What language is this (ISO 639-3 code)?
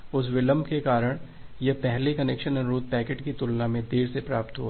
hin